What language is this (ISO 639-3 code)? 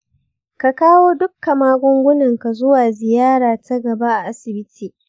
hau